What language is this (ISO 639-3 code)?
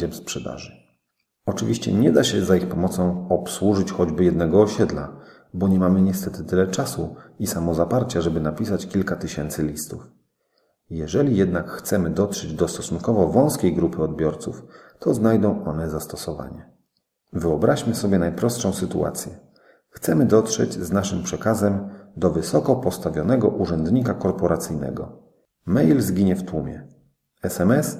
pol